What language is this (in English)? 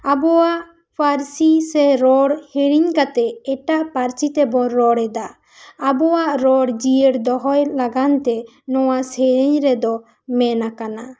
Santali